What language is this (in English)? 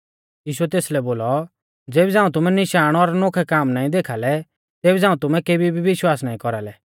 Mahasu Pahari